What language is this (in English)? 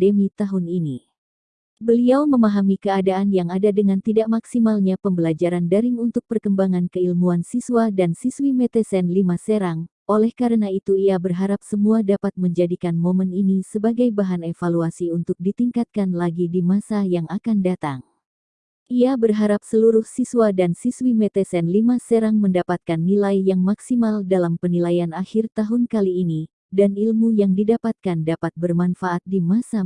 Indonesian